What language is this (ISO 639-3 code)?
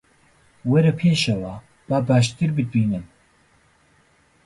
ckb